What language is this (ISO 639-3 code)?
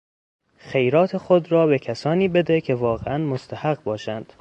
fas